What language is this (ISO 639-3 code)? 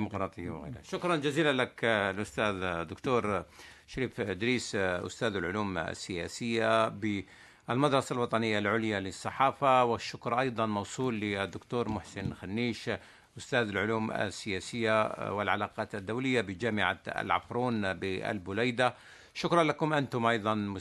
ara